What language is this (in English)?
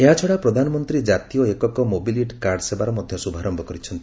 Odia